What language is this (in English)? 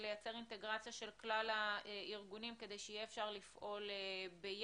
Hebrew